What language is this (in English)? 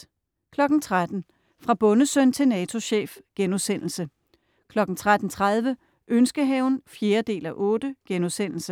Danish